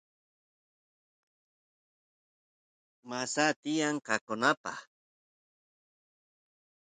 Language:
Santiago del Estero Quichua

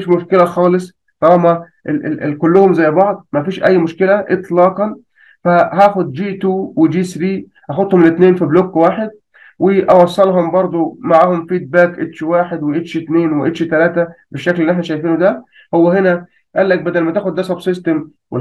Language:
Arabic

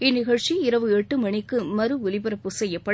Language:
Tamil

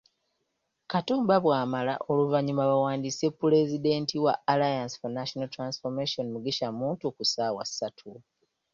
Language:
Ganda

